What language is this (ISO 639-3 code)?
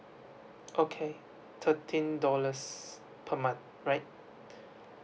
eng